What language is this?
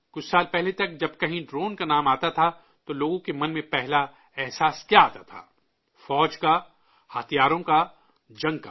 Urdu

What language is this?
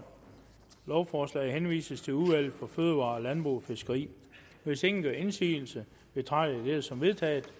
Danish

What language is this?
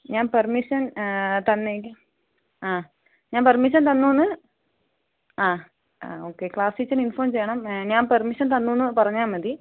Malayalam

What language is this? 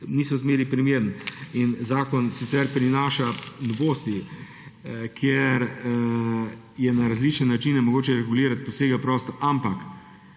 Slovenian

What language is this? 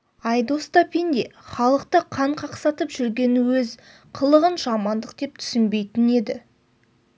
Kazakh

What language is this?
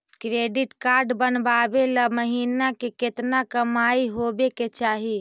Magahi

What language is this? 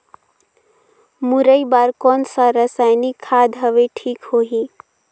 Chhattisgarhi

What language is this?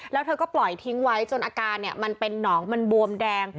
Thai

